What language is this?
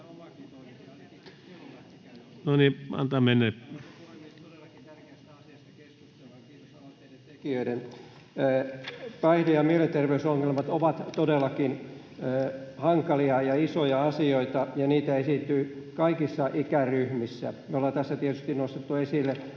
Finnish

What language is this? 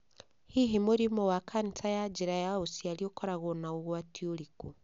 Kikuyu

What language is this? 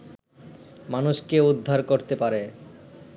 Bangla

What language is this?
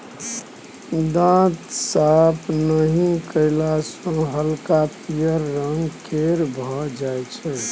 Maithili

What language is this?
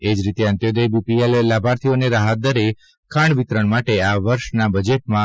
Gujarati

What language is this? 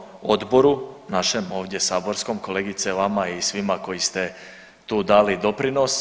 Croatian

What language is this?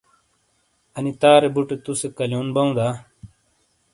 Shina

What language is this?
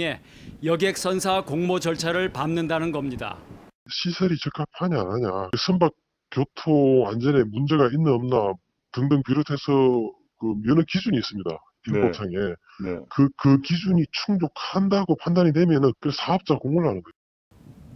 Korean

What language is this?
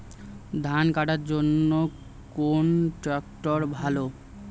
Bangla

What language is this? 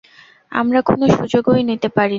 Bangla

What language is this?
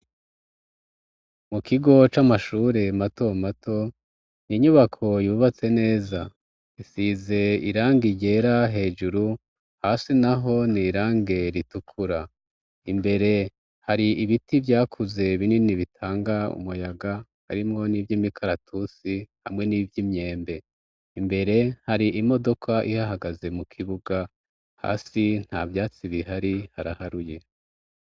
Rundi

